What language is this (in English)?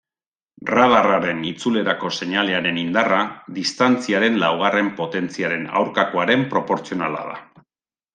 Basque